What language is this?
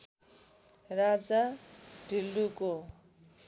Nepali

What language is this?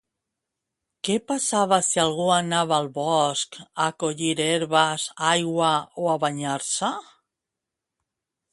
Catalan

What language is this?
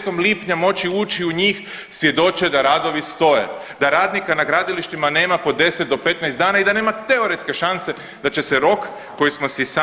Croatian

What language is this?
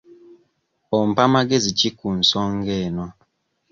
Ganda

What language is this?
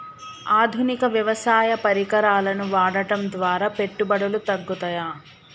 Telugu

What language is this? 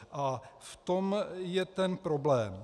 Czech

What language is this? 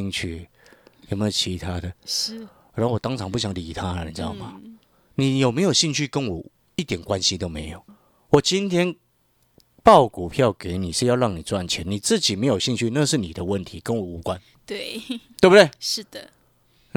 Chinese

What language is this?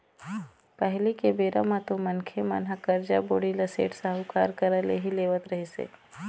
Chhattisgarhi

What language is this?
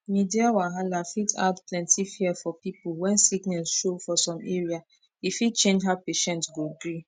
Nigerian Pidgin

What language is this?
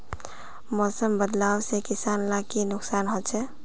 Magahi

